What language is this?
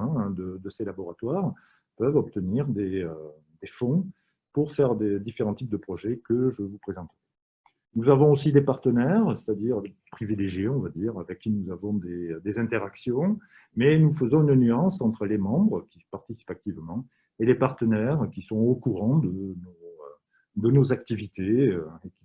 French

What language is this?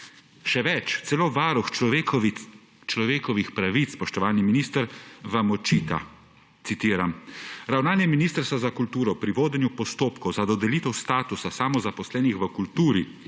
Slovenian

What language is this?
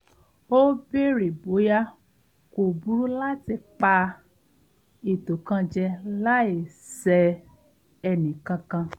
Yoruba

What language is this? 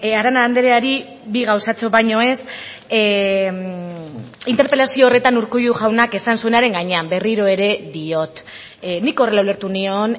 Basque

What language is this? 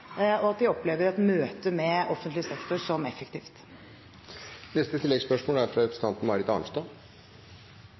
Norwegian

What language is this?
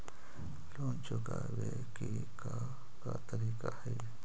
Magahi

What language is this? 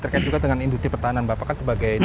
Indonesian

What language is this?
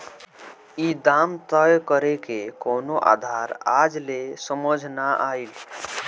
Bhojpuri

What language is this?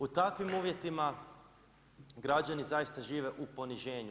Croatian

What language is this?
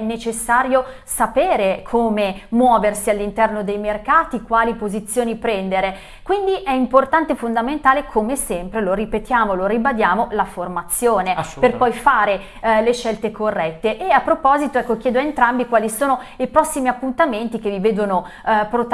Italian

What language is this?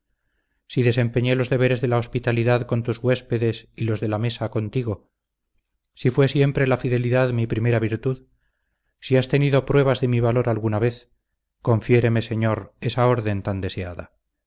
Spanish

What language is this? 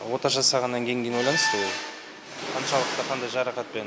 Kazakh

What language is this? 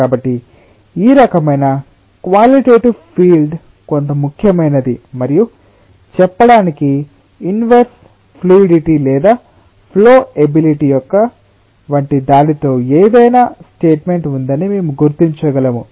Telugu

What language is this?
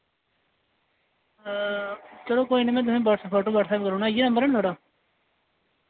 Dogri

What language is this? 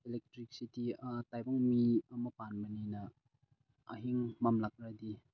Manipuri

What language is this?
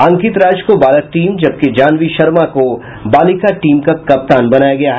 Hindi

